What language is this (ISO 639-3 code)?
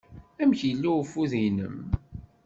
kab